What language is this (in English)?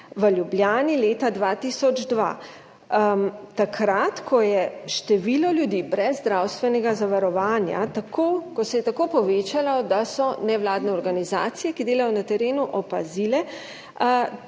Slovenian